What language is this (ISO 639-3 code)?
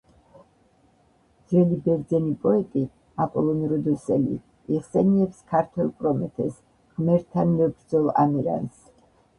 kat